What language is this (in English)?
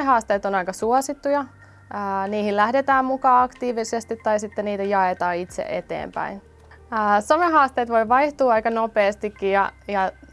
Finnish